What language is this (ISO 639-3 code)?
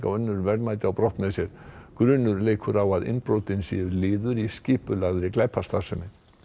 isl